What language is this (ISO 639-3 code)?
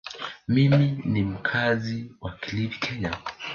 swa